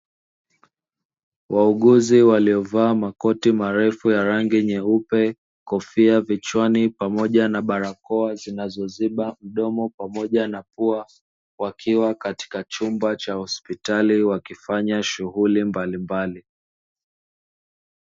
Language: Swahili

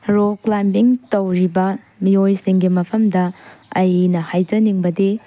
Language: Manipuri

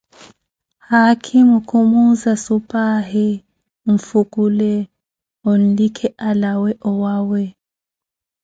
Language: Koti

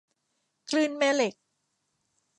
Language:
Thai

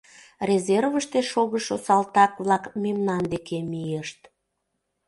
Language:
Mari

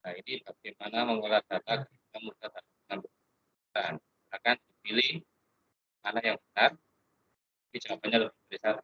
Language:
Indonesian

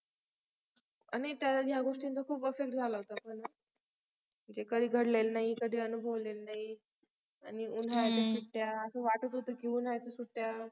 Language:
Marathi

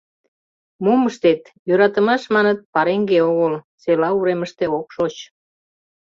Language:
Mari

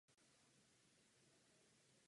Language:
Czech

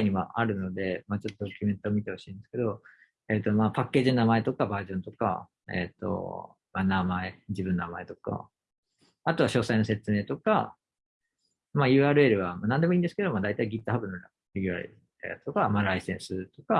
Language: Japanese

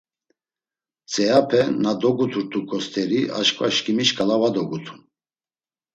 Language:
Laz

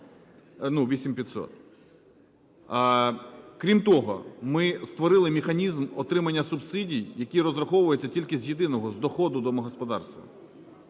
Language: Ukrainian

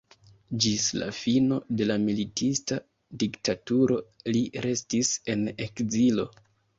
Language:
Esperanto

